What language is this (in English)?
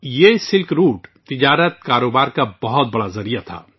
Urdu